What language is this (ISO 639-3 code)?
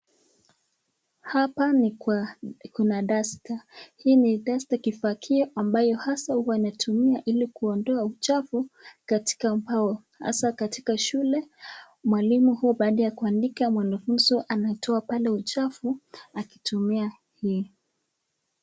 swa